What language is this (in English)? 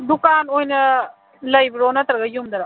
Manipuri